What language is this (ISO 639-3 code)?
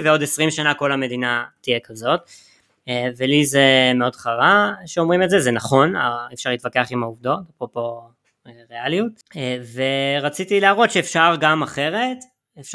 heb